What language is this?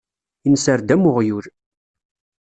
Kabyle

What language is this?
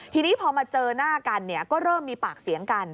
Thai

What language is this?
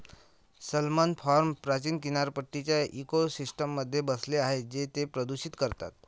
Marathi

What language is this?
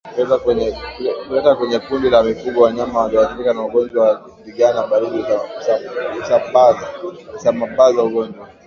Swahili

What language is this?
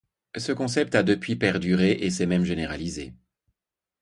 French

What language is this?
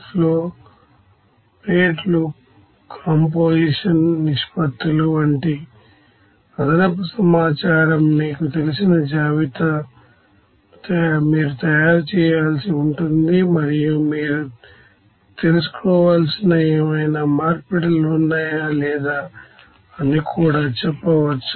Telugu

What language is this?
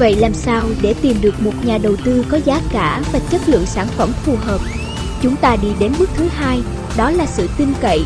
Vietnamese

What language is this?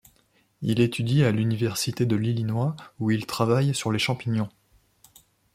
French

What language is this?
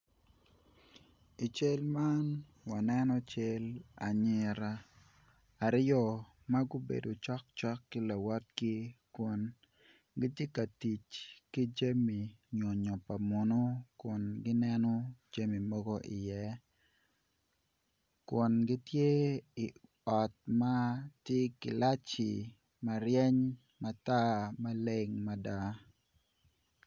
Acoli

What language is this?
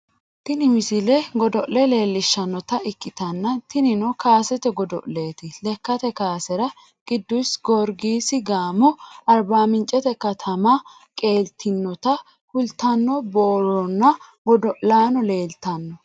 Sidamo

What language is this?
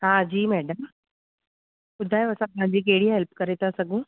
Sindhi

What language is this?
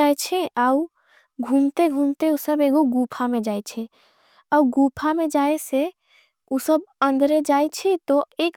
Angika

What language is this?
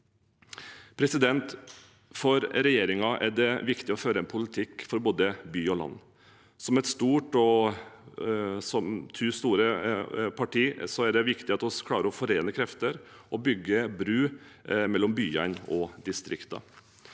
Norwegian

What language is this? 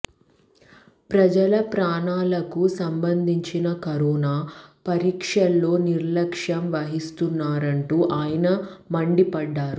Telugu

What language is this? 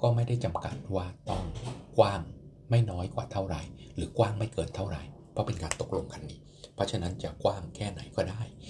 Thai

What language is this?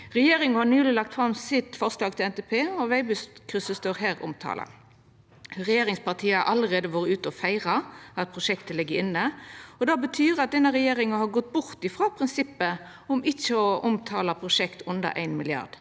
Norwegian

